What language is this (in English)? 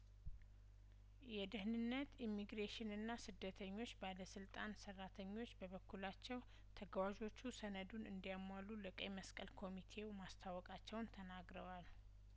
Amharic